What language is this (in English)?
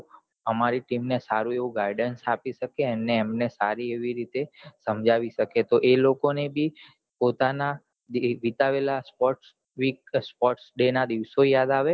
Gujarati